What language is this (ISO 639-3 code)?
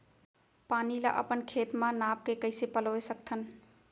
hne